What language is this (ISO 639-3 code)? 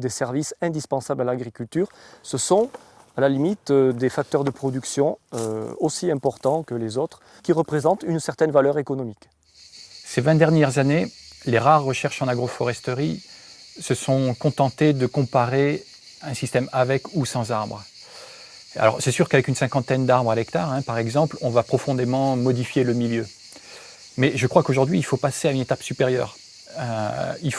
fra